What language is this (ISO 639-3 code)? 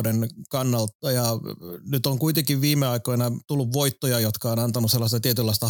fin